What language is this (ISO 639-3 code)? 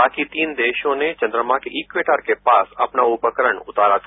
hin